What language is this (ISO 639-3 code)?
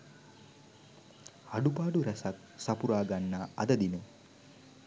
sin